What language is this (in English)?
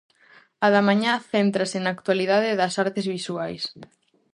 Galician